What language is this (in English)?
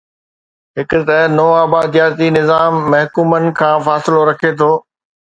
Sindhi